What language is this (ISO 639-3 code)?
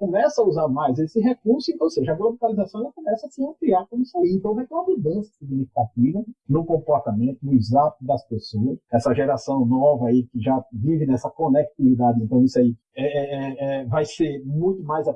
por